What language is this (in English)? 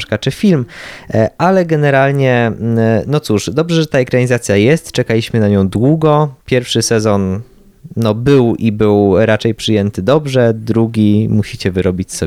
Polish